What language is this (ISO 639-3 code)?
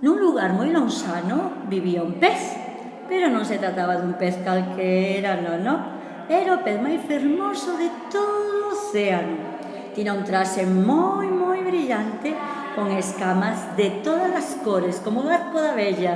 spa